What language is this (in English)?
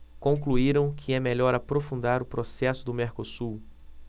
Portuguese